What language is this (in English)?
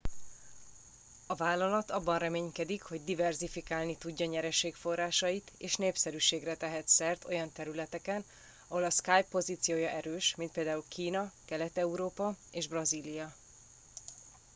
Hungarian